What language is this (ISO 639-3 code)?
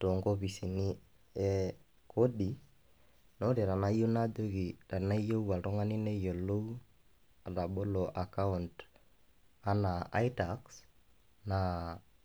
mas